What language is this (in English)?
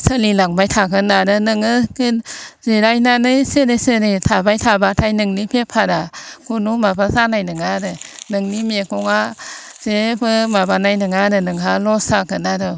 Bodo